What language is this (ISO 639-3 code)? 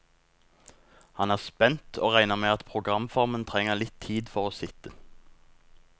nor